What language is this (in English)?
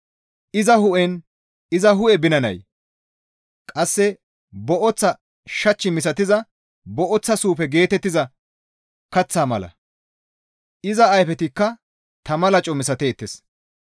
Gamo